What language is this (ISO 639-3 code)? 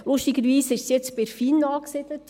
gsw